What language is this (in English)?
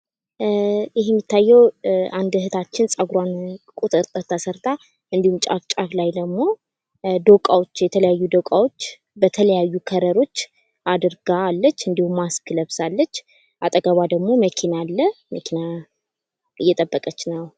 Amharic